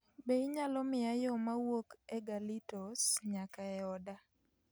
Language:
Luo (Kenya and Tanzania)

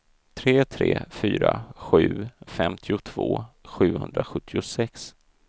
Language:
Swedish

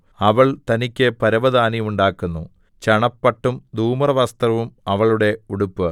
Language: Malayalam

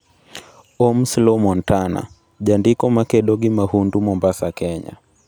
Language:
Luo (Kenya and Tanzania)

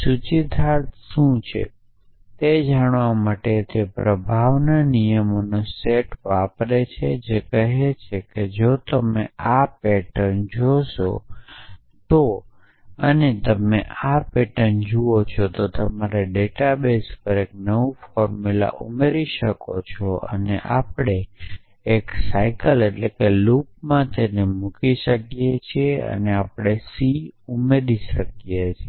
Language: Gujarati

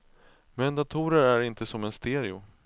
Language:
Swedish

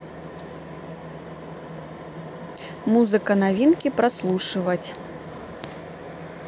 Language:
Russian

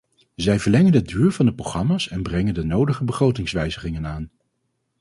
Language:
Dutch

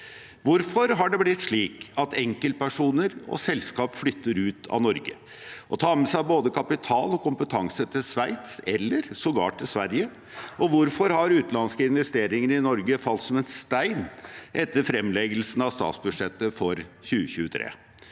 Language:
Norwegian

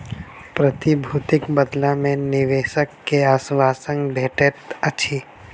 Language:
Maithili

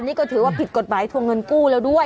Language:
Thai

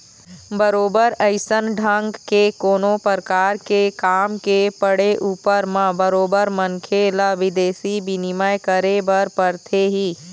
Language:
Chhattisgarhi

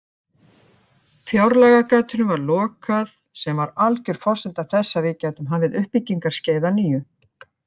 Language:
Icelandic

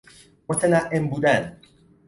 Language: Persian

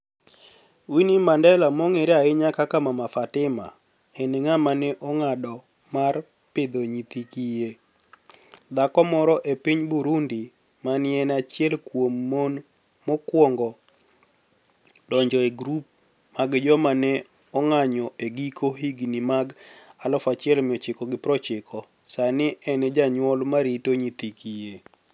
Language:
Luo (Kenya and Tanzania)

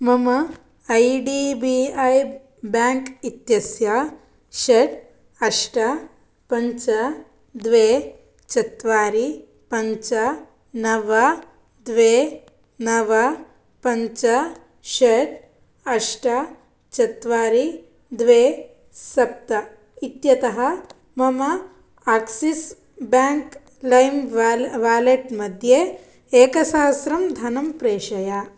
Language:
Sanskrit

